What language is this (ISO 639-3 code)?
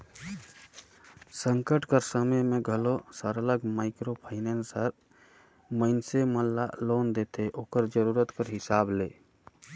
hne